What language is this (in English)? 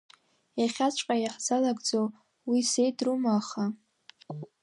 Abkhazian